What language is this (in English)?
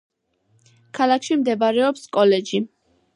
Georgian